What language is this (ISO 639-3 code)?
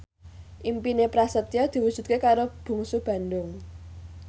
jav